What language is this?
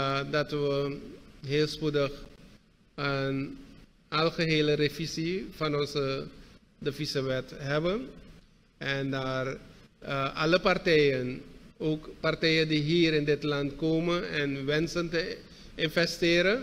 Dutch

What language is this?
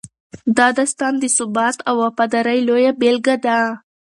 Pashto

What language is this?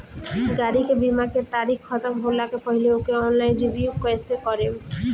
Bhojpuri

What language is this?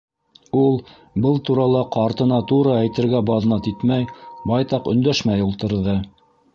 Bashkir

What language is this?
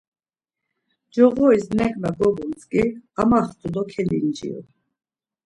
Laz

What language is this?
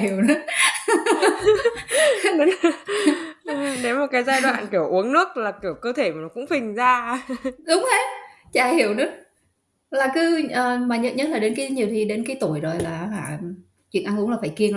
Vietnamese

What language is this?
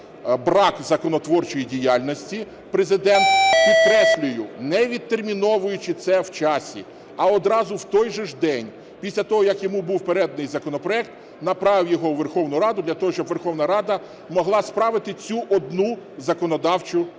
Ukrainian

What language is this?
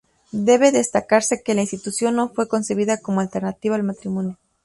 Spanish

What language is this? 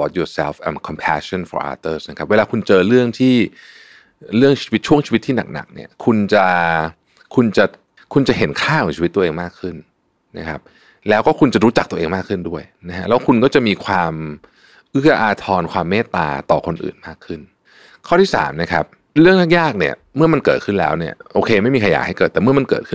Thai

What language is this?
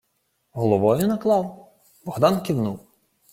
Ukrainian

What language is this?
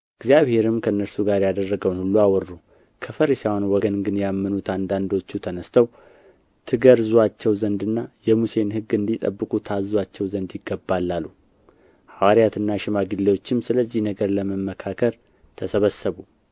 Amharic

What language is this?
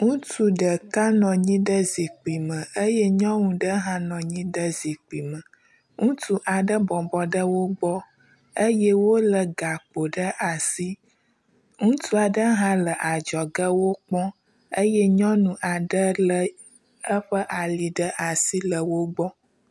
Ewe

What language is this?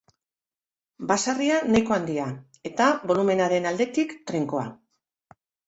Basque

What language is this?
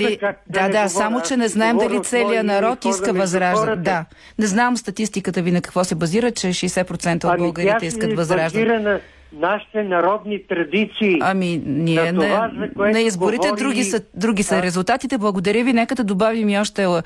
Bulgarian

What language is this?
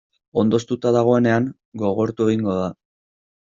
Basque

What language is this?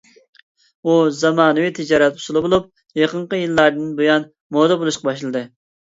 Uyghur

